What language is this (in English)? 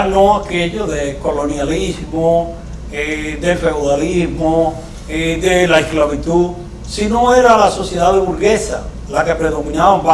Spanish